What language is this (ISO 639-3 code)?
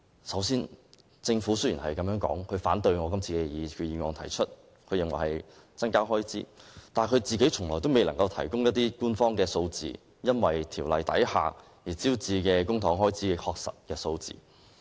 yue